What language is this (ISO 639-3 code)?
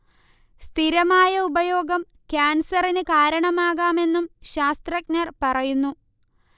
mal